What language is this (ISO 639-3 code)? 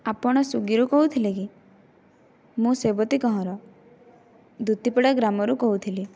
ori